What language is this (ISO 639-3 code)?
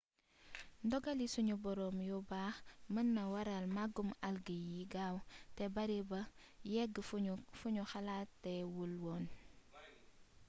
wol